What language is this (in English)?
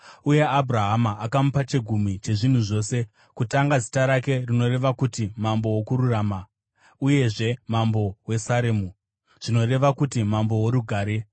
Shona